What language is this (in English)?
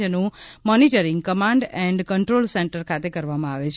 Gujarati